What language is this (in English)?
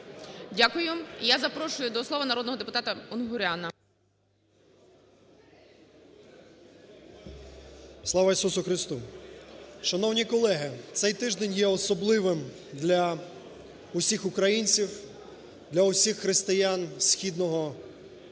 Ukrainian